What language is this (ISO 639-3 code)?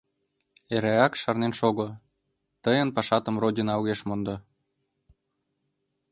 chm